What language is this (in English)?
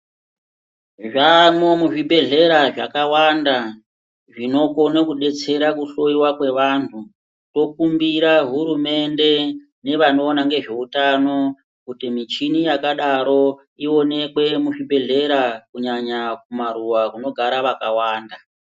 Ndau